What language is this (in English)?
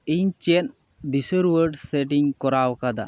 Santali